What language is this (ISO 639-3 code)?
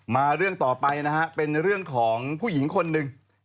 tha